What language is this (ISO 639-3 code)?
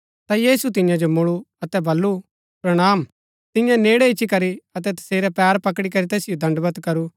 gbk